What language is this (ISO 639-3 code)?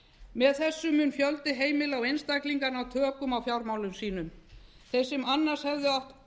isl